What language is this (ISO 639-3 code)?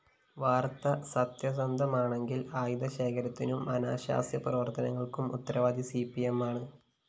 mal